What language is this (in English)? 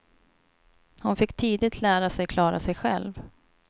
Swedish